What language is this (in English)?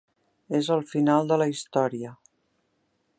Catalan